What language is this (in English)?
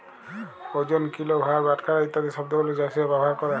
Bangla